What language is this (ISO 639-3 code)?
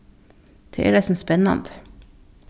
fao